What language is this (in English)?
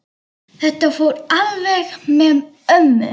Icelandic